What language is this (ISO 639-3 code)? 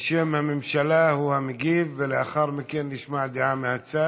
heb